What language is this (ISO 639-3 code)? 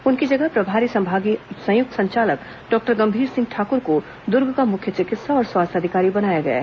hin